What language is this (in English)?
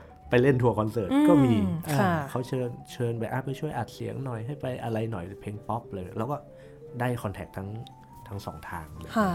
Thai